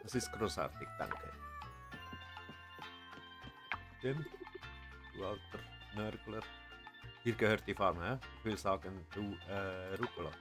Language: German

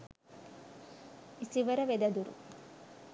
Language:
Sinhala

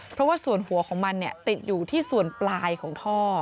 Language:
Thai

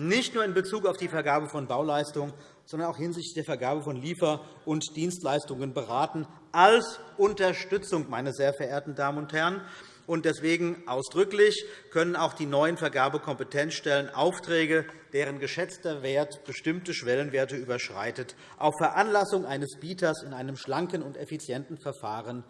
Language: German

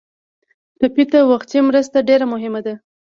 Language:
Pashto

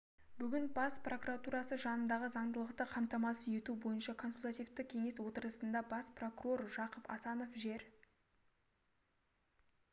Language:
Kazakh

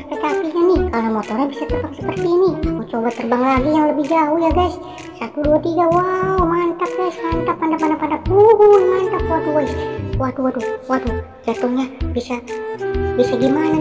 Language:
Indonesian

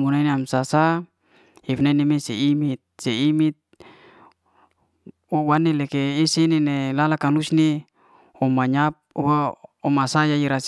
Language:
Liana-Seti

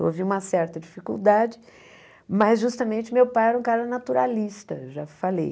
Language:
Portuguese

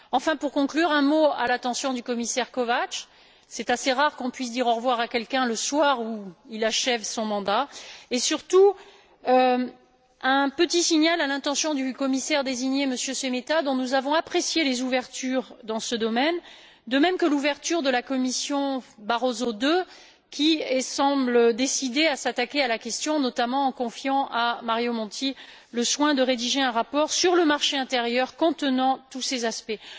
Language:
French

